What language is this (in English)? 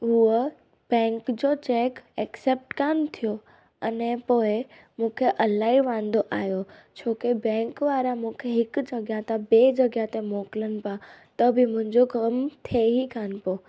Sindhi